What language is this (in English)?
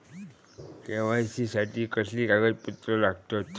Marathi